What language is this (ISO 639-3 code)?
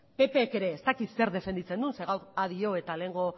eus